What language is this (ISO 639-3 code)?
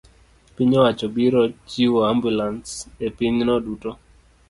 luo